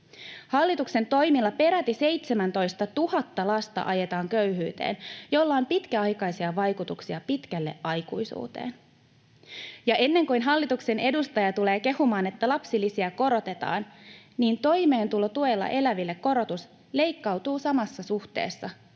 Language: Finnish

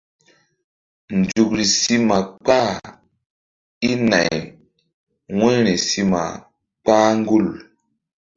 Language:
Mbum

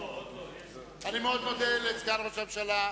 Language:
Hebrew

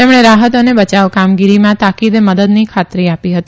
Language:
Gujarati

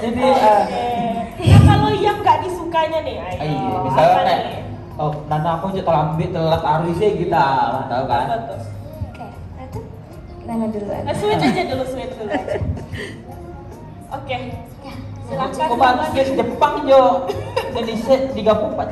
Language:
Indonesian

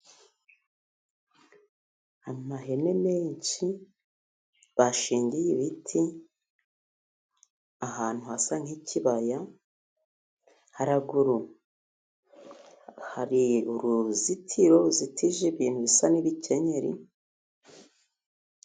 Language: Kinyarwanda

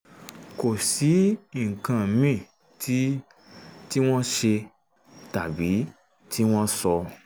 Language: Yoruba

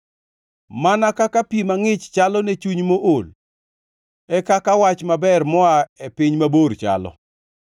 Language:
Luo (Kenya and Tanzania)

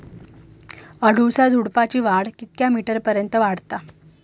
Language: Marathi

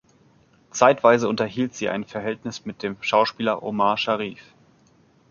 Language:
German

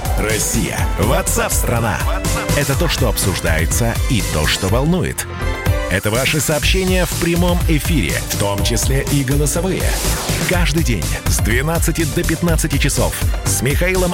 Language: Russian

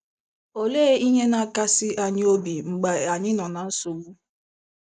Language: Igbo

